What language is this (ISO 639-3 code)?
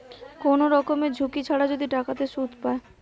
ben